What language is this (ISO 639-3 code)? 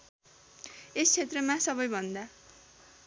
nep